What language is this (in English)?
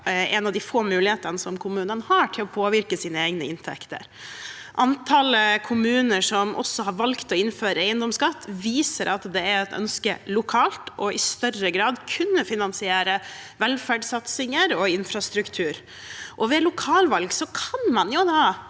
Norwegian